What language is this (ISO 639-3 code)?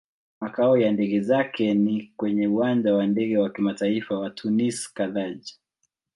swa